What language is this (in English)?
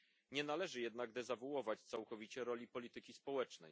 Polish